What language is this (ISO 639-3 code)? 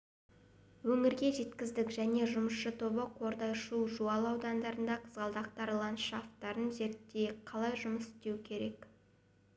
kaz